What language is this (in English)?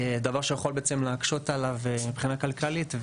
Hebrew